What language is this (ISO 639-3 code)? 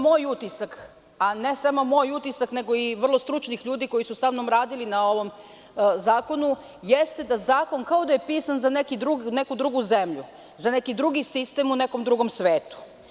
srp